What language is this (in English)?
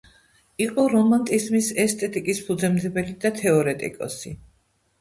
Georgian